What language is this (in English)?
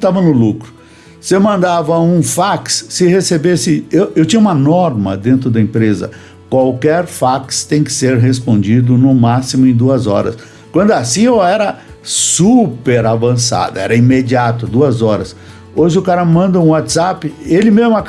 Portuguese